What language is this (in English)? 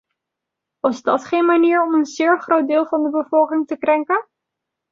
Dutch